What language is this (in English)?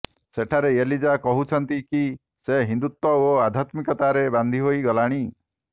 Odia